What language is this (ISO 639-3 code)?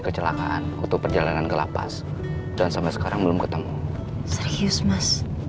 ind